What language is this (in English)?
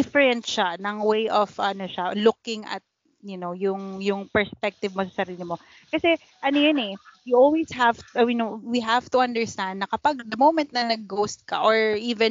Filipino